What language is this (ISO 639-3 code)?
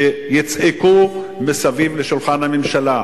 heb